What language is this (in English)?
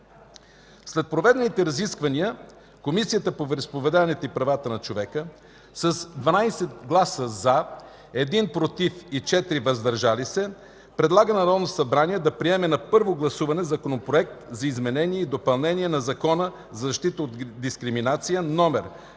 Bulgarian